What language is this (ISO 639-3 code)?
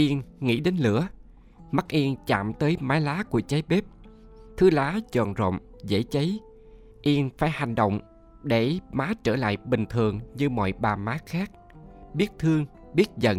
vie